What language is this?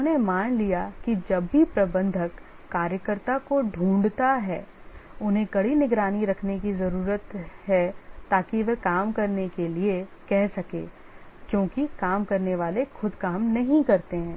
Hindi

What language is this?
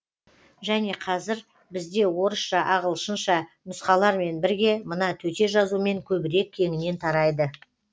Kazakh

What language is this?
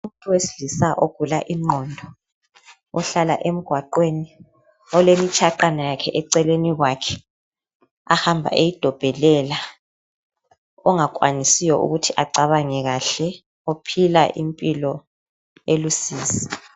North Ndebele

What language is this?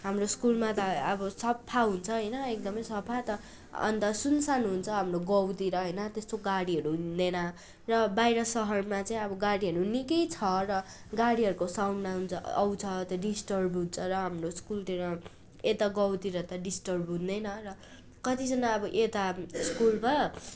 Nepali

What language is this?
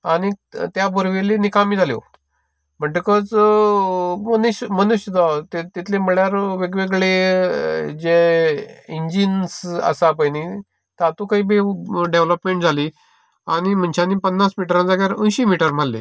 Konkani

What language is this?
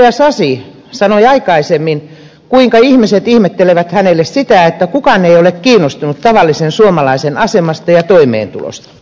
Finnish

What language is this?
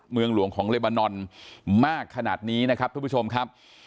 Thai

